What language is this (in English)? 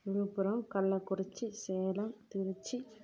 Tamil